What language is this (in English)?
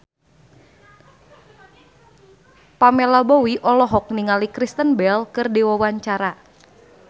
Sundanese